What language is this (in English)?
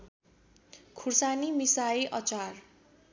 Nepali